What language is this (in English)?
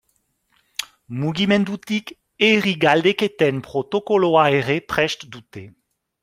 Basque